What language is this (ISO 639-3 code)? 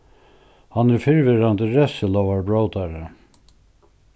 fao